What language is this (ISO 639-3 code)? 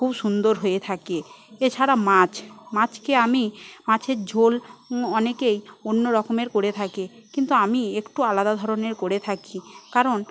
ben